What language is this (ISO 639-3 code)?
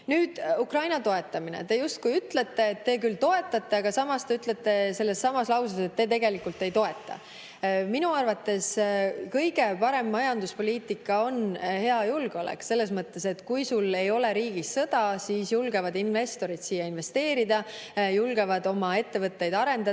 est